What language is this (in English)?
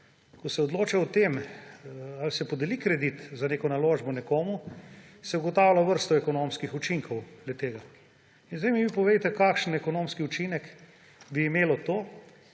Slovenian